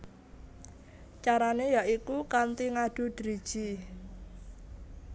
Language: Javanese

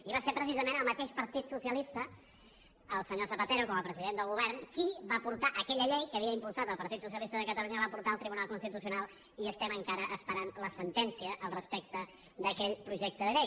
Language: Catalan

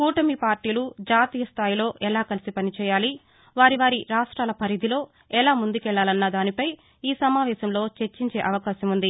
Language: Telugu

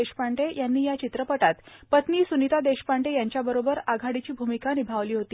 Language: Marathi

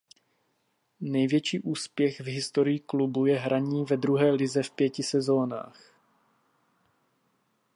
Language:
Czech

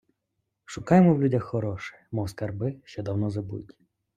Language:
Ukrainian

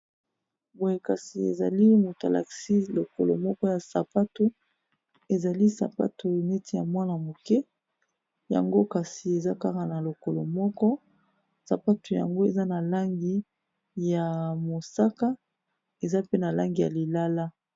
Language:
Lingala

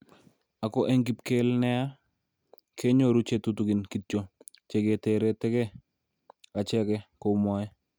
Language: Kalenjin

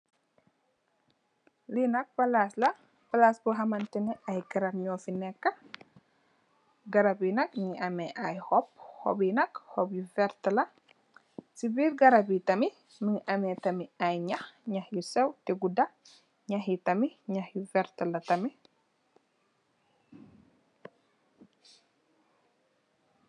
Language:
Wolof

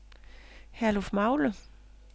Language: Danish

